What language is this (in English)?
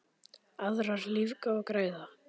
Icelandic